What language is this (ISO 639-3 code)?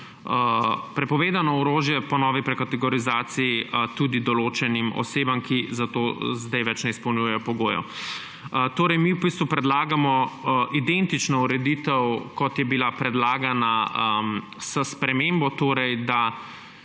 slv